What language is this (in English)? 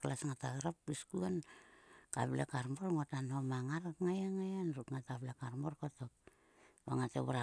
Sulka